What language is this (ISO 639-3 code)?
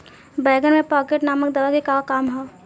bho